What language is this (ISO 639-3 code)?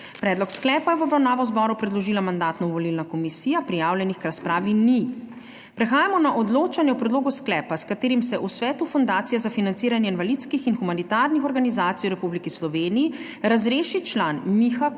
slv